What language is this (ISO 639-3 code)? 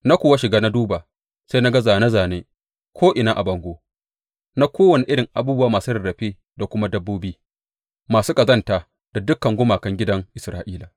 hau